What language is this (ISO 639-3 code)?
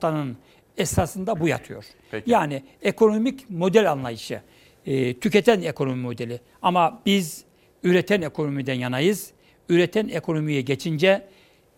tur